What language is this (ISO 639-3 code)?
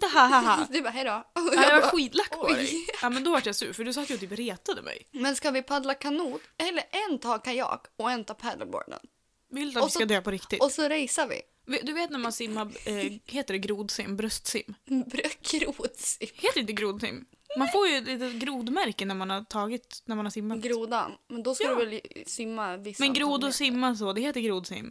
swe